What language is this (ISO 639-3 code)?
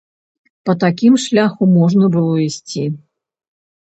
bel